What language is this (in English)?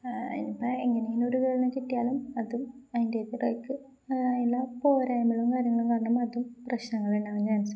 Malayalam